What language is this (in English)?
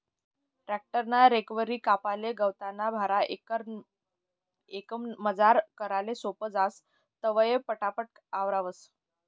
Marathi